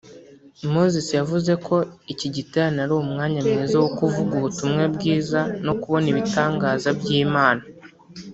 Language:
Kinyarwanda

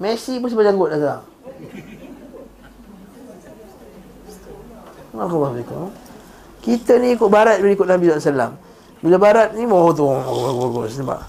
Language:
Malay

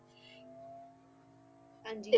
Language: Punjabi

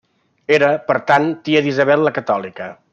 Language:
Catalan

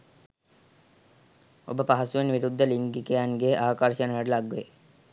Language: Sinhala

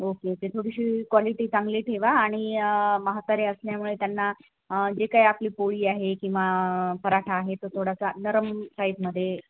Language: Marathi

